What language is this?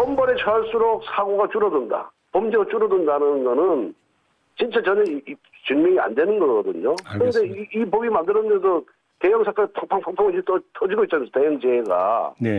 Korean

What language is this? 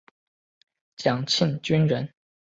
Chinese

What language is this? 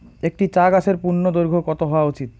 Bangla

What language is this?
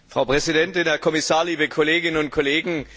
German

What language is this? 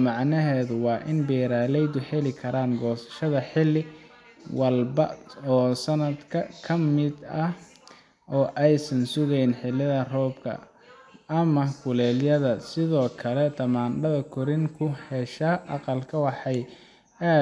Somali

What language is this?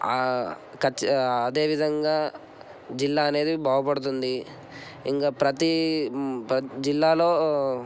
Telugu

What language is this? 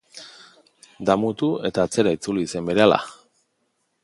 Basque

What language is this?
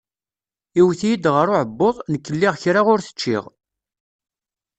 Kabyle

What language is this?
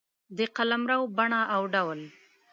Pashto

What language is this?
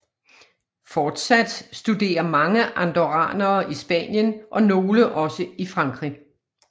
Danish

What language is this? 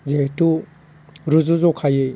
Bodo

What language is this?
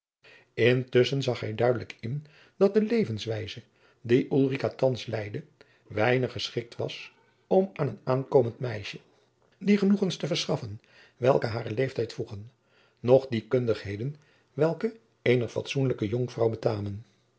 Dutch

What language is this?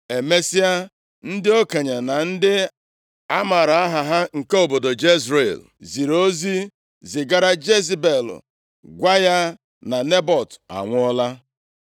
Igbo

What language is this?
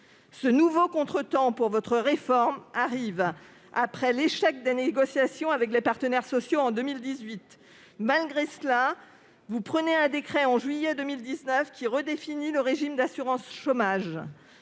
French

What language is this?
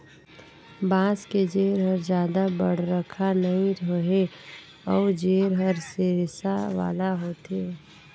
Chhattisgarhi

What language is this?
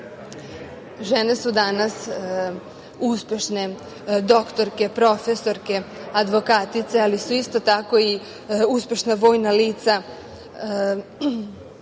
Serbian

